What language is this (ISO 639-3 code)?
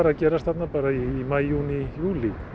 isl